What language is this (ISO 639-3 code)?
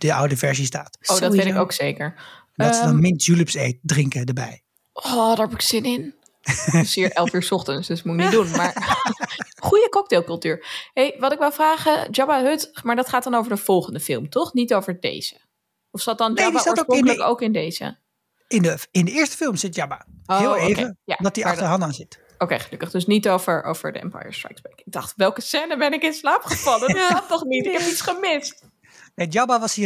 nld